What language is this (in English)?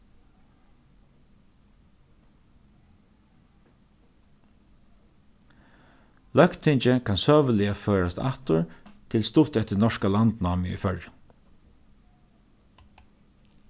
Faroese